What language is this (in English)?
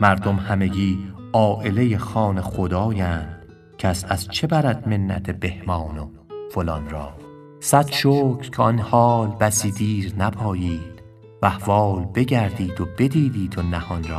Persian